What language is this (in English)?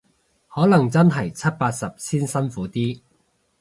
Cantonese